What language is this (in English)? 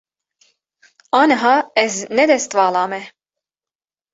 Kurdish